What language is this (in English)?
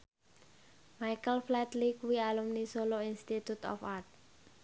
Javanese